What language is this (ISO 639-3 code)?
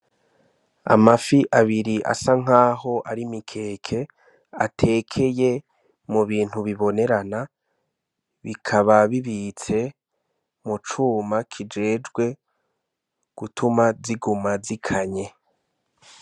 run